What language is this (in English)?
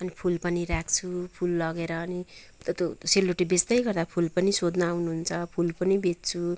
Nepali